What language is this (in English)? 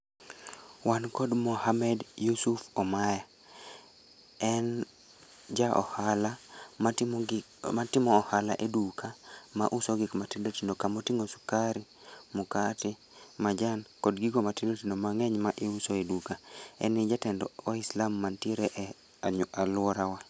Luo (Kenya and Tanzania)